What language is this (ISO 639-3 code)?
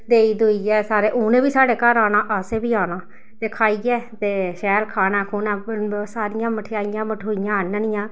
doi